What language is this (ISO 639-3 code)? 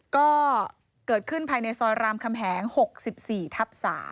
tha